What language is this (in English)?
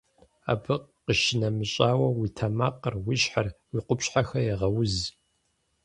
Kabardian